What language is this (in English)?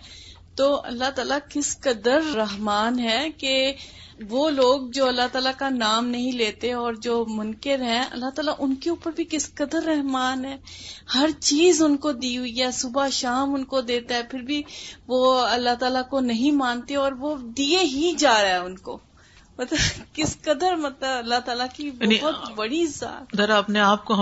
Urdu